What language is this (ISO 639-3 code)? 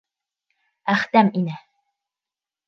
bak